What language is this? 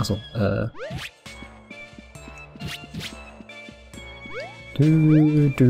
German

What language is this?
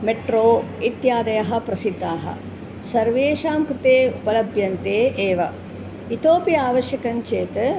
Sanskrit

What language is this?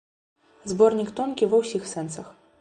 Belarusian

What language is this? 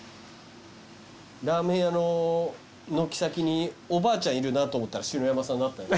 Japanese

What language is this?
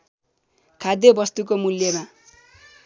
Nepali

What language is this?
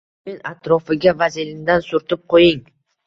Uzbek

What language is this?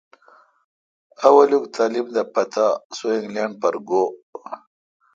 Kalkoti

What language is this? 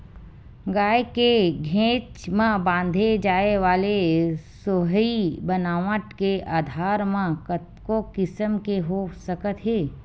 Chhattisgarhi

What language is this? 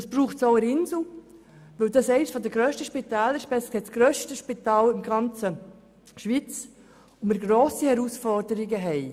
Swiss German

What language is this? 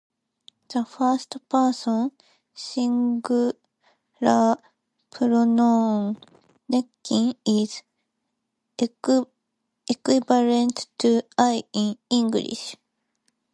English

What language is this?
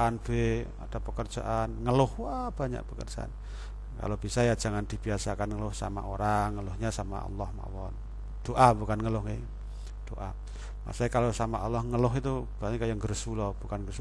Indonesian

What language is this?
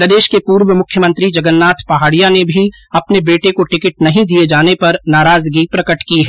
Hindi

